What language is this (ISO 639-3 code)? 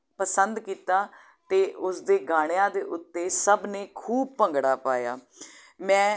pan